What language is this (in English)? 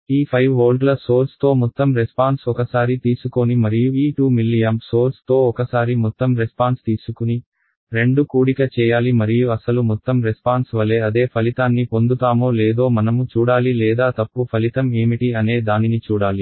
Telugu